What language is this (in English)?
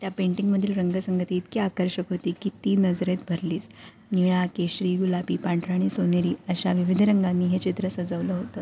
Marathi